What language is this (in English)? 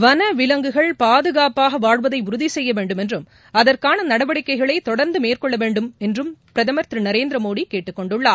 Tamil